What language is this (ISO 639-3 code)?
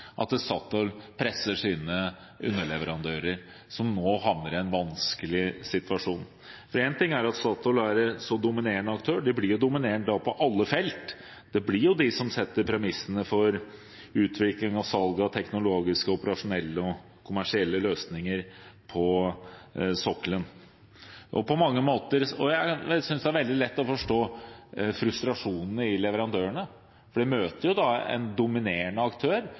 nob